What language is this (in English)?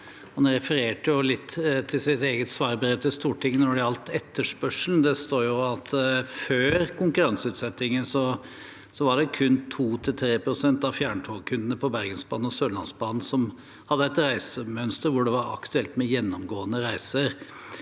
Norwegian